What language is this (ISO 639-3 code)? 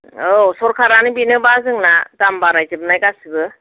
brx